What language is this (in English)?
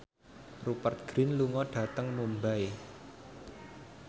Javanese